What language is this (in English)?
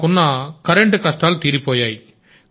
Telugu